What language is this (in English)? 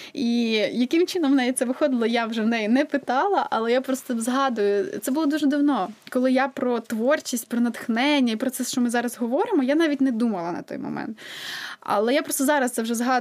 Ukrainian